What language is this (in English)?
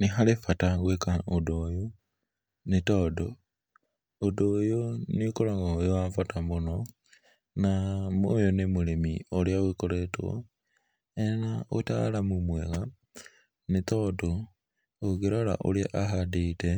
Kikuyu